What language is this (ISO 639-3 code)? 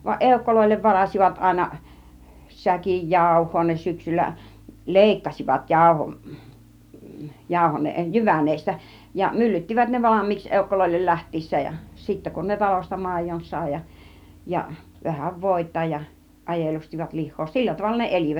fin